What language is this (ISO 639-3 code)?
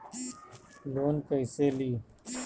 bho